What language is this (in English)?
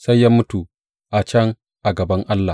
Hausa